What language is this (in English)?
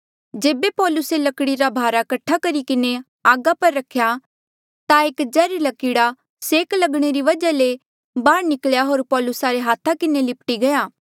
Mandeali